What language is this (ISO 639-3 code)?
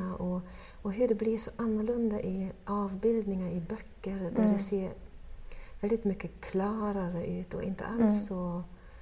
swe